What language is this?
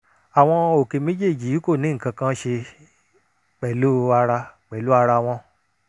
Yoruba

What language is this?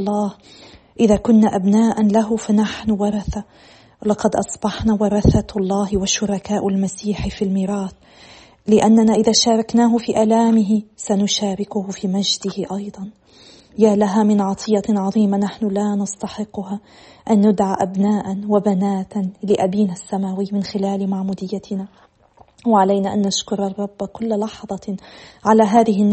Arabic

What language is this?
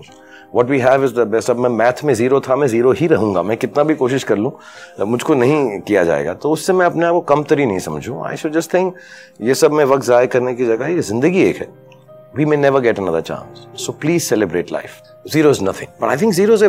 Hindi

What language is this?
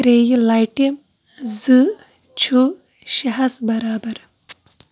Kashmiri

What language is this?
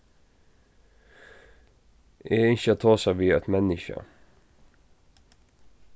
Faroese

